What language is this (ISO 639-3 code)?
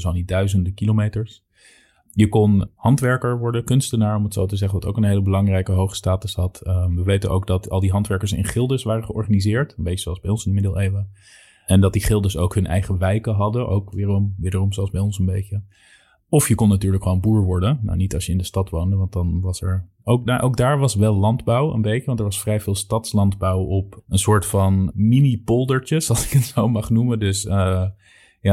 nld